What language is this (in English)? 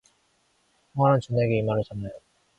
Korean